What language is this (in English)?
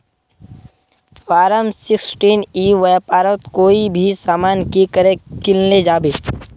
Magahi